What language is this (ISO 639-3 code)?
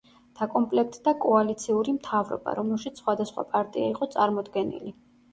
kat